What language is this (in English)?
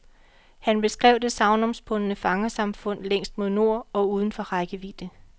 Danish